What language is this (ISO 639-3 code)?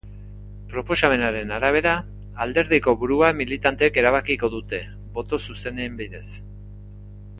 eus